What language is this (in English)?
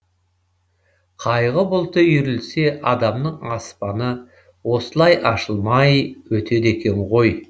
Kazakh